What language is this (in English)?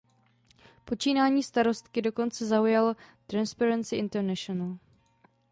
Czech